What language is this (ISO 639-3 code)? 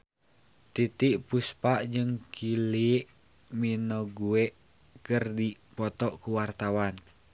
sun